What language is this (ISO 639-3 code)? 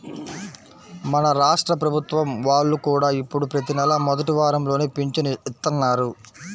tel